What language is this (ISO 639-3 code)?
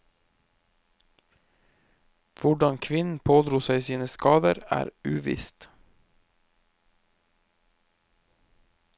nor